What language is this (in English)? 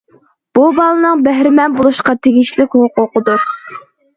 Uyghur